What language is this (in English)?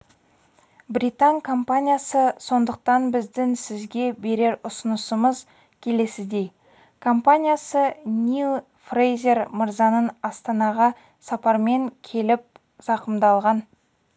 Kazakh